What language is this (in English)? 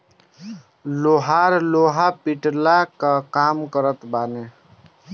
Bhojpuri